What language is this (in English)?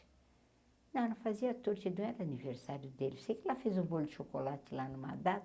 Portuguese